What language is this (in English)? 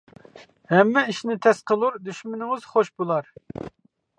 Uyghur